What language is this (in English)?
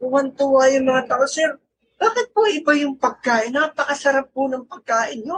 Filipino